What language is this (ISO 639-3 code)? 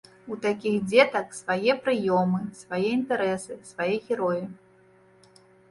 bel